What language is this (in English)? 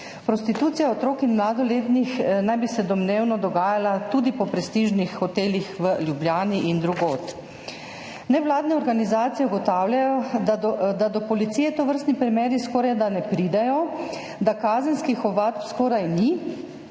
Slovenian